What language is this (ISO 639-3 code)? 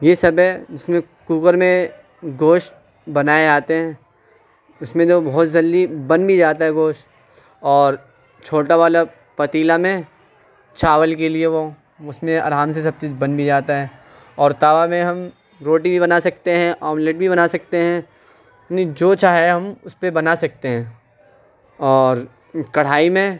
urd